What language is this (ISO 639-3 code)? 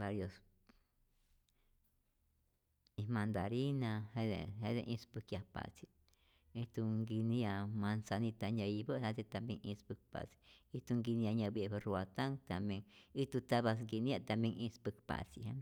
zor